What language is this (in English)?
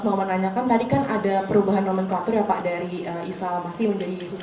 Indonesian